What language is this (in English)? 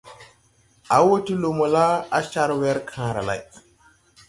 Tupuri